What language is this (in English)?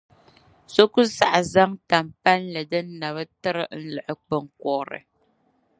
Dagbani